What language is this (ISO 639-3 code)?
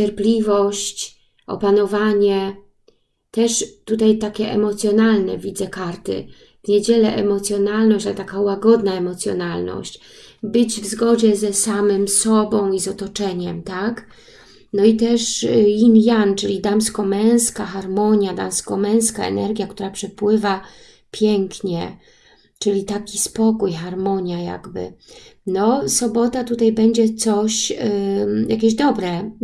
pol